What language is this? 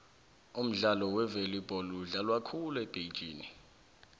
South Ndebele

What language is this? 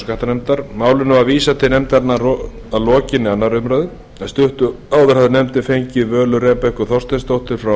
Icelandic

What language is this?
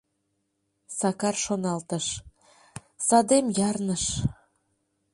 Mari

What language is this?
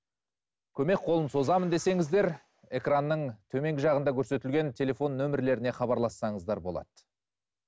Kazakh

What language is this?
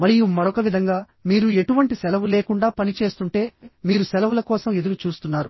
Telugu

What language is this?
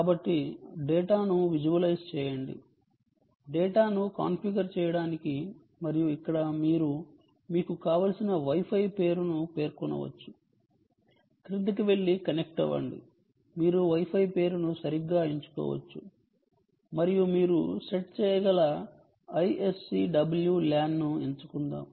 Telugu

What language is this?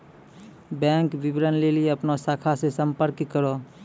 Maithili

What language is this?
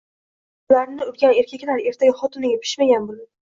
Uzbek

